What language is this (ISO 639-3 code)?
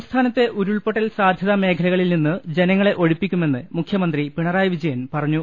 mal